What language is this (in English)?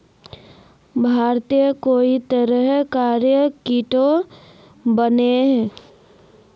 Magahi